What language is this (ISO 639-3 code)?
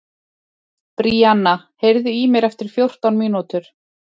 isl